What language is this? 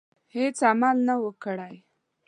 Pashto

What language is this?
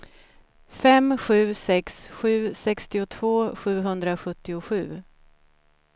Swedish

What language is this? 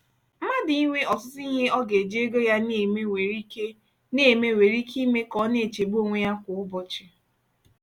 Igbo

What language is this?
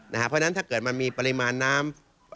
Thai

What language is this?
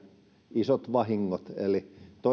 Finnish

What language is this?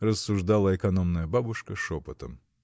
Russian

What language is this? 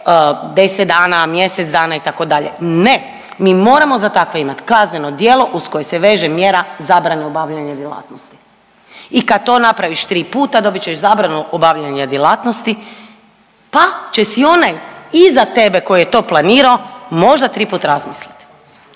Croatian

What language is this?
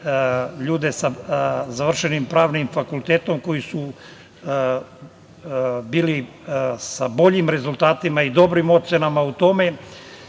Serbian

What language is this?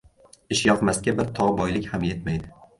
Uzbek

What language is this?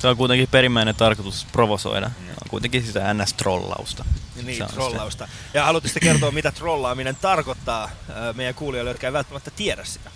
Finnish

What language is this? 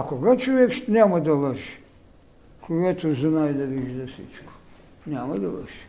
Bulgarian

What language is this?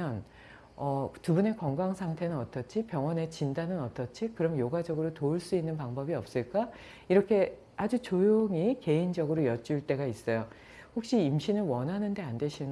Korean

